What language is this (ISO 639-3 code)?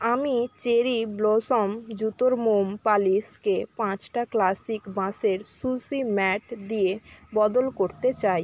ben